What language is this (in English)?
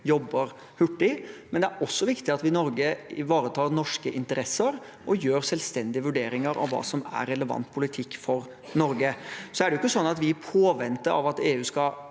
Norwegian